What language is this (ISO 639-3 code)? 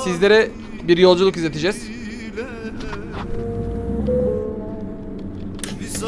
tur